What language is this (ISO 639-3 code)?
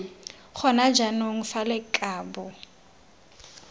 tsn